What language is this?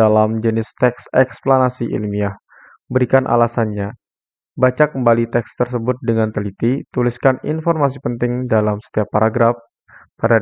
Indonesian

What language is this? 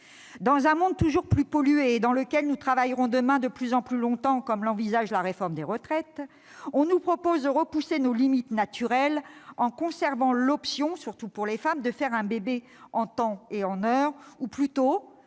French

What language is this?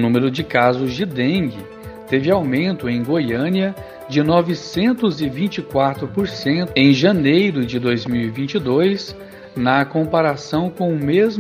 Portuguese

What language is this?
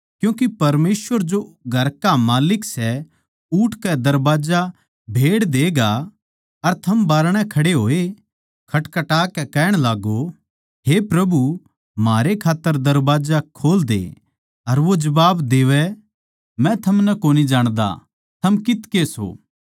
Haryanvi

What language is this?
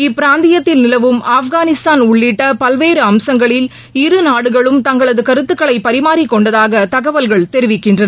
Tamil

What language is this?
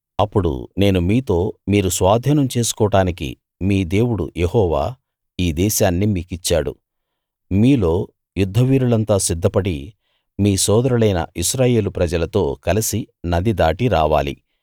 Telugu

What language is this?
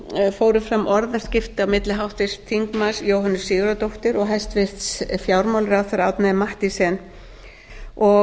Icelandic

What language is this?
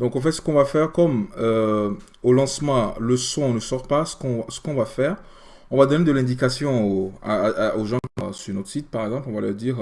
French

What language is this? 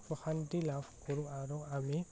Assamese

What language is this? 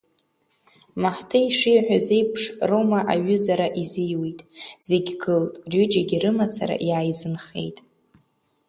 Abkhazian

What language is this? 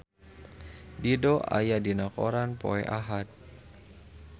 Sundanese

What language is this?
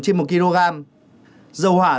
Vietnamese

